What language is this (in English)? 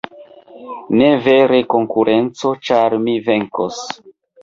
Esperanto